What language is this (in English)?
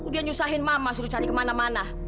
Indonesian